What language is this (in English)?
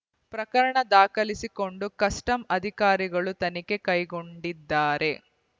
Kannada